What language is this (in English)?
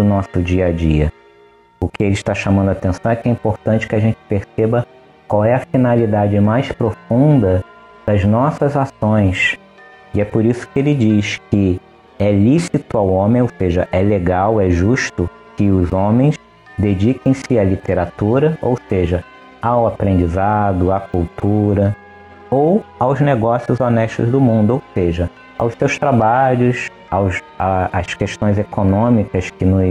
Portuguese